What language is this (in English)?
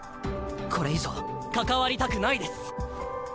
Japanese